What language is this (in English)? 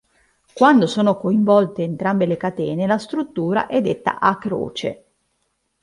Italian